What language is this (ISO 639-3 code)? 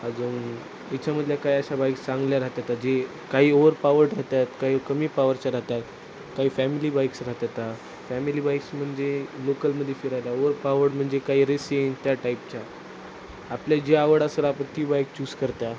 mar